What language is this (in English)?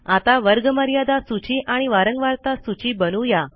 Marathi